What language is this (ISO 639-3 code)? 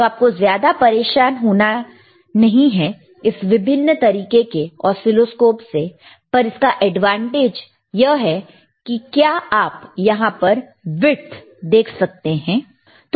hin